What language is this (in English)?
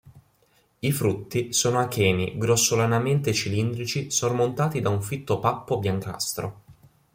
Italian